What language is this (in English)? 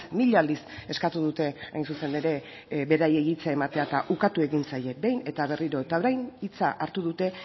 Basque